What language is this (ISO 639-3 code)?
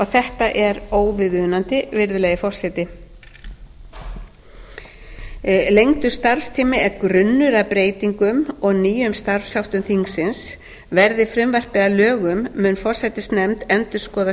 isl